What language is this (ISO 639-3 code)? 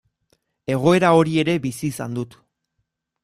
eus